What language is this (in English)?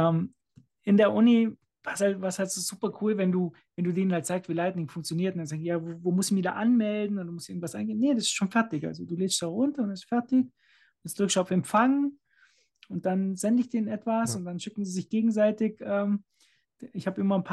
German